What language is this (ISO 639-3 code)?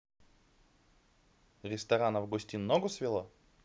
rus